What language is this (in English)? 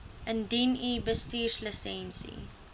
Afrikaans